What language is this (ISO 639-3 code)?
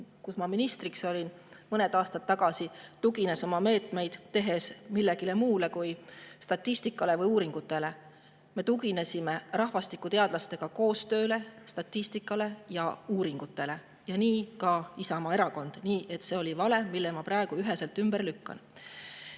est